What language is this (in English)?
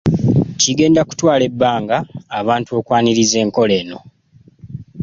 Ganda